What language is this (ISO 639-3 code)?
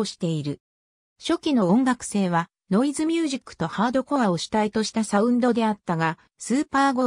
jpn